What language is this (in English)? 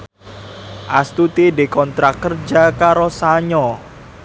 Javanese